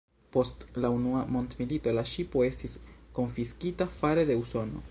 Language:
Esperanto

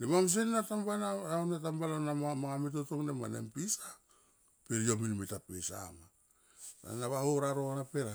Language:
Tomoip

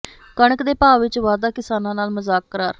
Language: Punjabi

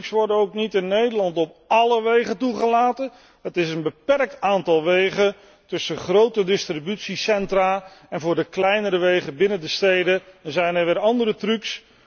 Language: Dutch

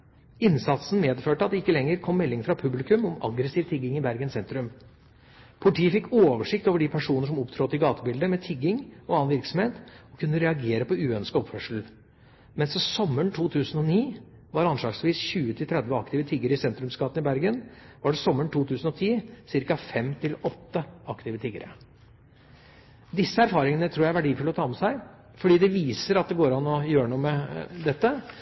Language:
Norwegian Bokmål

